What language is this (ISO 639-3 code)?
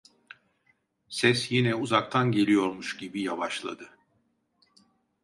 tur